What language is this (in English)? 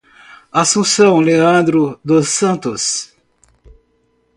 Portuguese